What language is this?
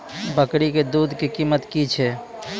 Maithili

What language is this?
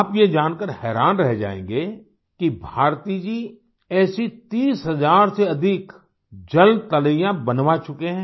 Hindi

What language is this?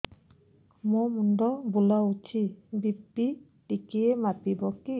Odia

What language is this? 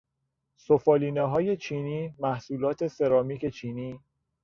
Persian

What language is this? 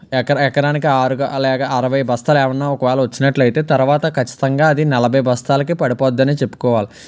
Telugu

